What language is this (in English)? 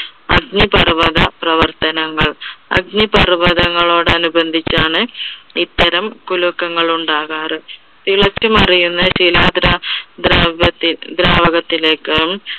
Malayalam